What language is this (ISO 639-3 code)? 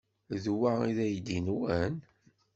kab